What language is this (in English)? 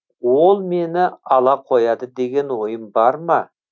Kazakh